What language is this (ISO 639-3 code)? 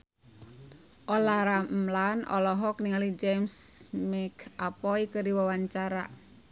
sun